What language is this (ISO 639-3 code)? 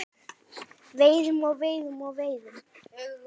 isl